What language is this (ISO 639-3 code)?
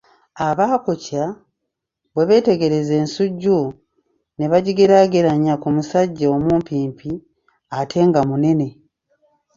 lug